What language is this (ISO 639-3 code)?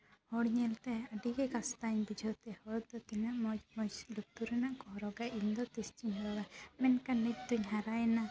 sat